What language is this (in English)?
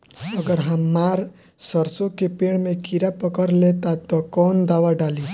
Bhojpuri